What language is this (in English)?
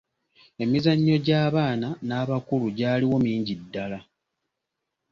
Ganda